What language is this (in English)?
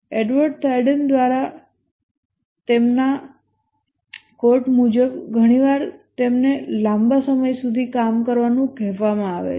Gujarati